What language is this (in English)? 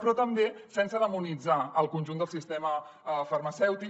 Catalan